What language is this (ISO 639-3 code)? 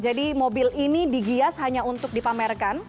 ind